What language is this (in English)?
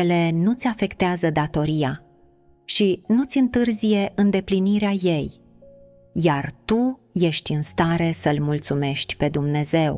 Romanian